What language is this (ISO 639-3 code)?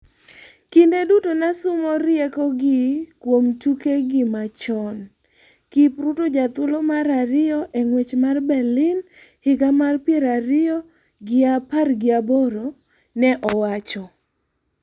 luo